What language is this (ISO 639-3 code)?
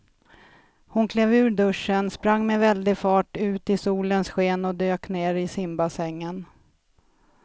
swe